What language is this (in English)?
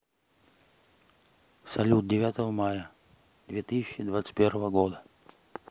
Russian